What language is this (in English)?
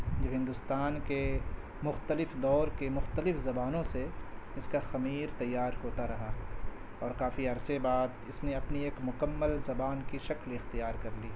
Urdu